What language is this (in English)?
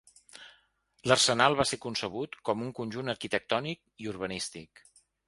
Catalan